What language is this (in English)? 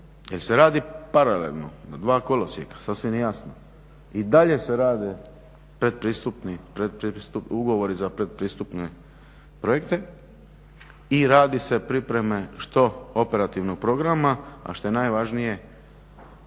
Croatian